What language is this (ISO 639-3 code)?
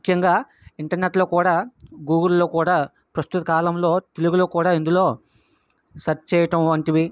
tel